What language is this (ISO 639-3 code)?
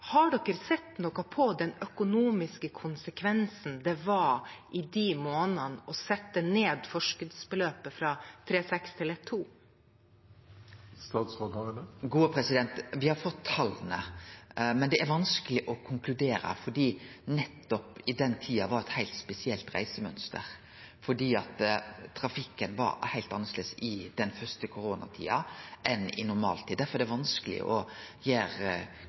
nor